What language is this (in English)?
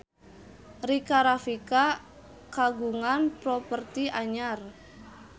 Sundanese